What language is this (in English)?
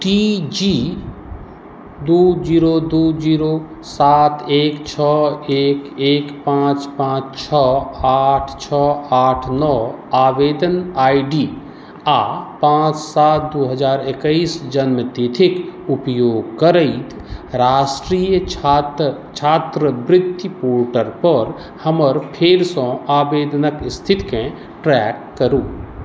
Maithili